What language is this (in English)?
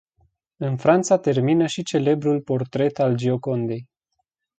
Romanian